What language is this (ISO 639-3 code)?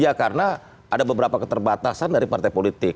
ind